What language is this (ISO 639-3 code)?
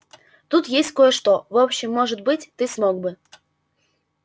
rus